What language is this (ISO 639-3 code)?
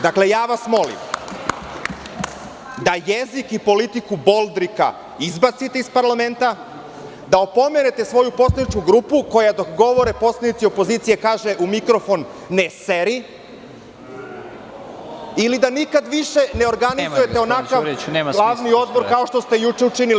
srp